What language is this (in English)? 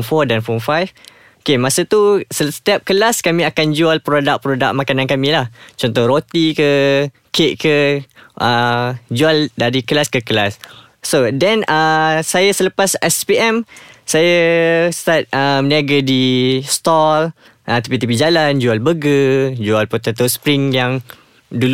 Malay